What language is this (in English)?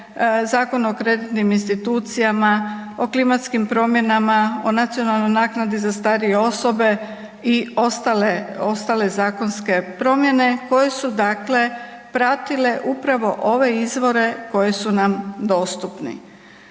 Croatian